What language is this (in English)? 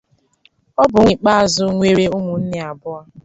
Igbo